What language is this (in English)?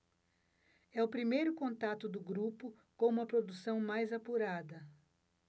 Portuguese